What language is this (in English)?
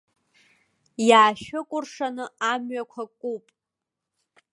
Abkhazian